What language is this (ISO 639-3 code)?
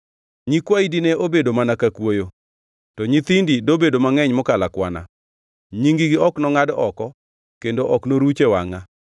luo